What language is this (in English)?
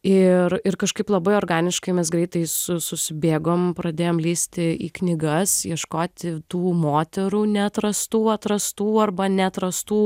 Lithuanian